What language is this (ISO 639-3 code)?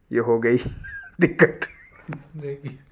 urd